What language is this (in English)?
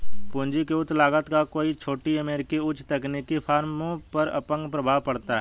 Hindi